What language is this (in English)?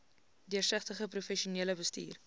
Afrikaans